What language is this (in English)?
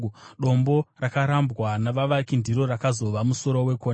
Shona